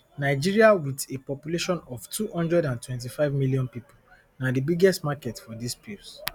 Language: Nigerian Pidgin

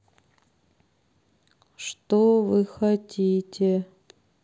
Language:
Russian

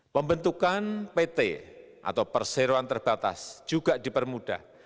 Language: Indonesian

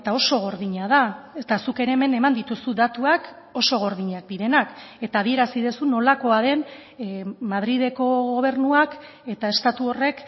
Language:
Basque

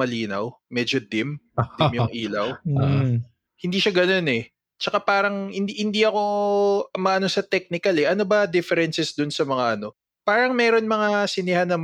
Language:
Filipino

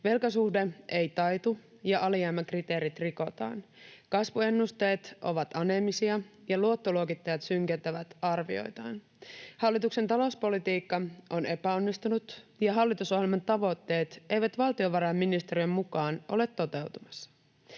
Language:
Finnish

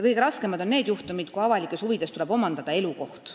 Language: Estonian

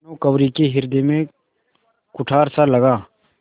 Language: Hindi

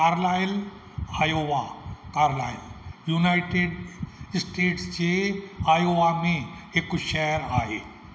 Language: Sindhi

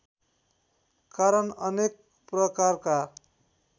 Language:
Nepali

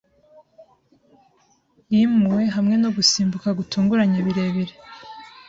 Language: Kinyarwanda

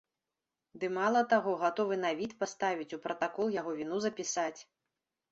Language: Belarusian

